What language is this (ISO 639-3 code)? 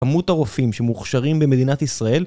heb